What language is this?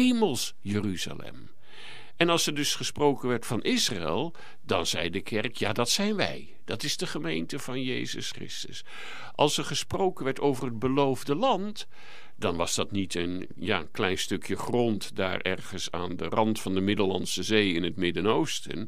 Dutch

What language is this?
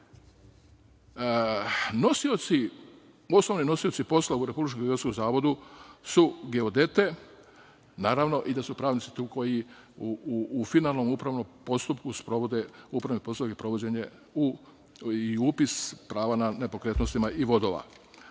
Serbian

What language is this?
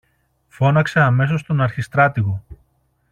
Greek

